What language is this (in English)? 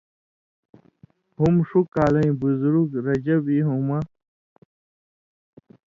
Indus Kohistani